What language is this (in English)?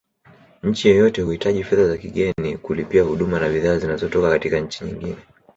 Swahili